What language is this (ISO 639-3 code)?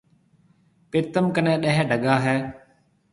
mve